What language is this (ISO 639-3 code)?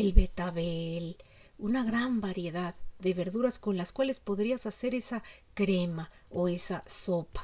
spa